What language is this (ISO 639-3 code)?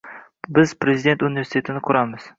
uzb